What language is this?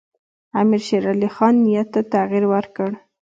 Pashto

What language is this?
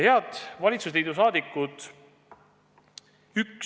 Estonian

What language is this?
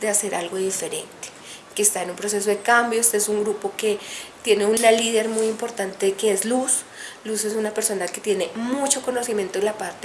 Spanish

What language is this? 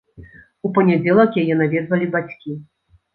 Belarusian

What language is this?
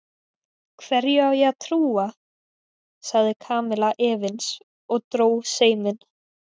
Icelandic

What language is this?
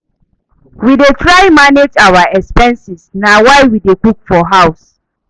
Nigerian Pidgin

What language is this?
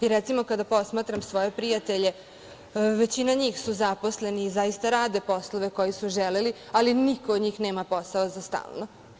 Serbian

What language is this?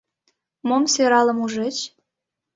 Mari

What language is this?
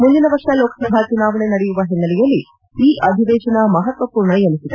Kannada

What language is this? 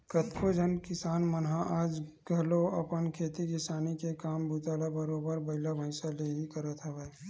Chhattisgarhi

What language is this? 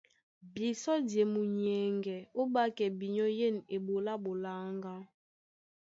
Duala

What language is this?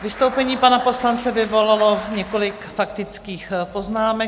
Czech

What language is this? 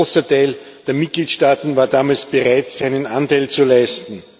German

